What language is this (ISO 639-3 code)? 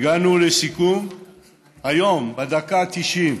heb